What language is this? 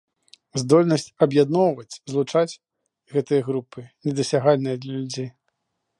Belarusian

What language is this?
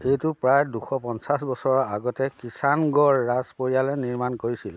Assamese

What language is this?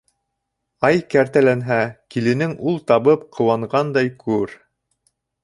Bashkir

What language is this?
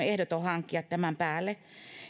Finnish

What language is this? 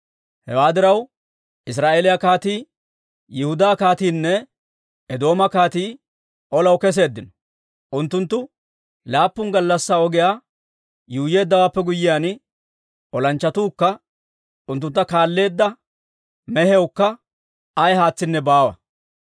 Dawro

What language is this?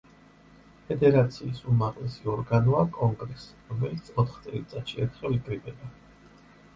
Georgian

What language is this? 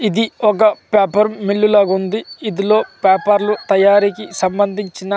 Telugu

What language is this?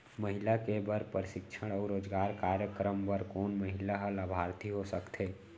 Chhattisgarhi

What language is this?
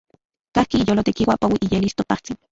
Central Puebla Nahuatl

